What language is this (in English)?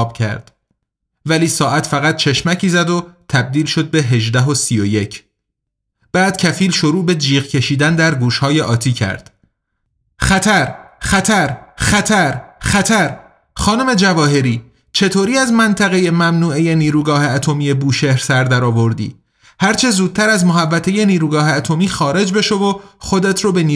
Persian